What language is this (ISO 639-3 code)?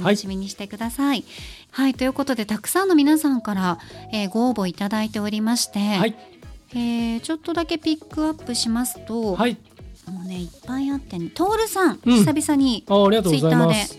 jpn